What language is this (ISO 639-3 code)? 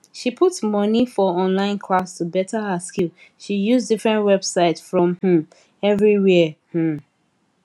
pcm